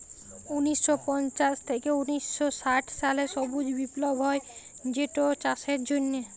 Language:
Bangla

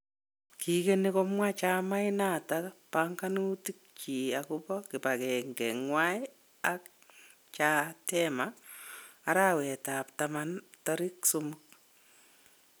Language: Kalenjin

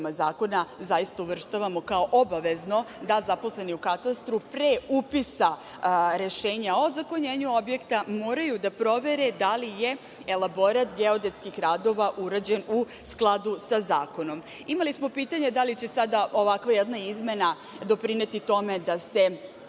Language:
Serbian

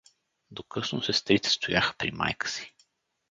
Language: Bulgarian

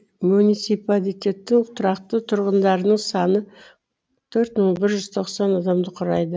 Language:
Kazakh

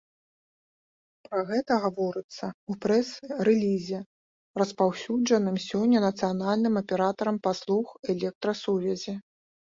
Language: Belarusian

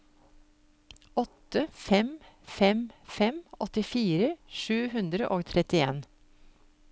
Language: Norwegian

